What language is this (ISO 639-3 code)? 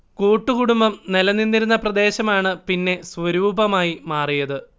mal